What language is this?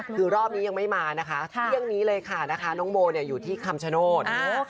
Thai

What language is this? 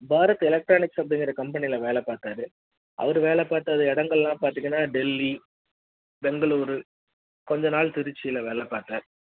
Tamil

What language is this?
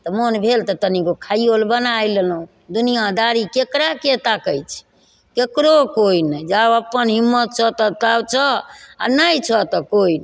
Maithili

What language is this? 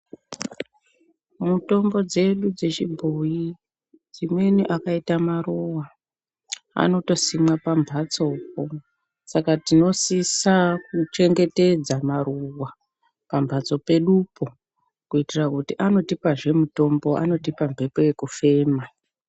Ndau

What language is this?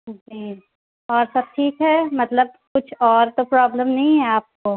Urdu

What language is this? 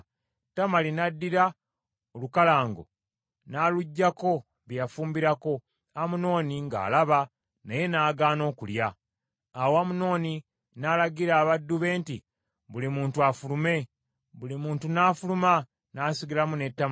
Ganda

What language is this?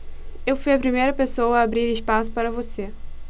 Portuguese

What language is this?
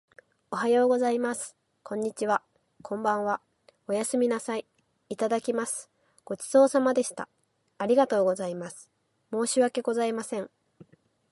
Japanese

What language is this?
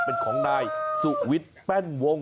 Thai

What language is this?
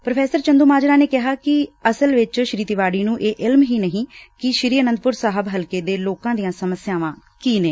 Punjabi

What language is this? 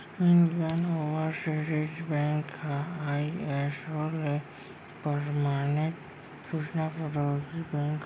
Chhattisgarhi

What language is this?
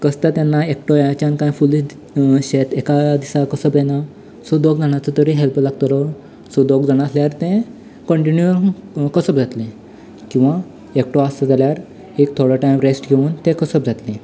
Konkani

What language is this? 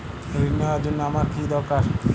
Bangla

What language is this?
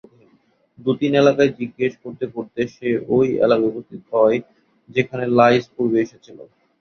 Bangla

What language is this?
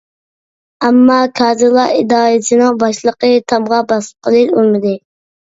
Uyghur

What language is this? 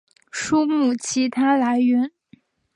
Chinese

